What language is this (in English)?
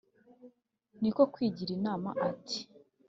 Kinyarwanda